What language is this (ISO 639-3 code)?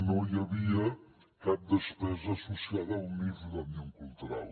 cat